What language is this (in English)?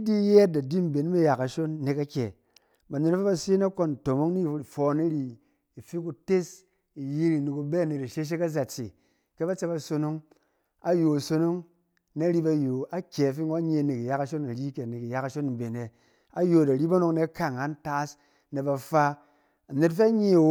Cen